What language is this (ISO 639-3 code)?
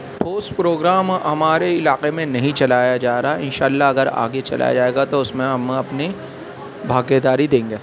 urd